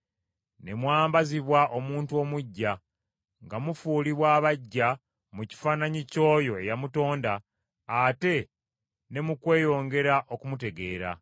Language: Ganda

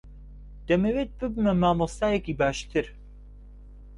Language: Central Kurdish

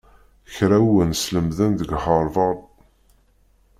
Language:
Kabyle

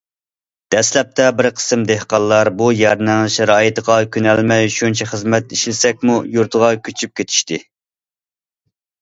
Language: Uyghur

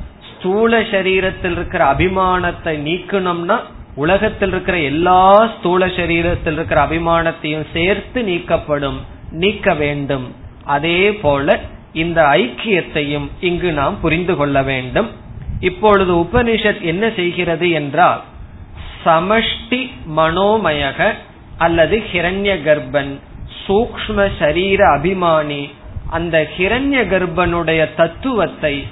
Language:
Tamil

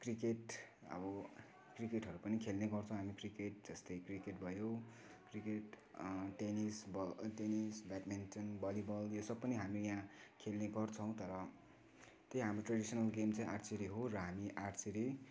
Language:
Nepali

